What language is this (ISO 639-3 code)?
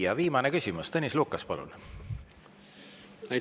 est